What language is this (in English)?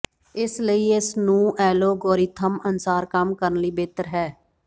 Punjabi